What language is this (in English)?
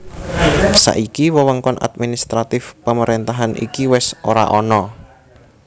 Javanese